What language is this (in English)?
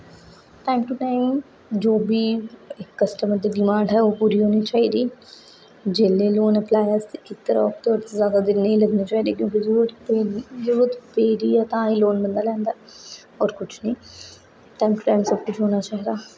Dogri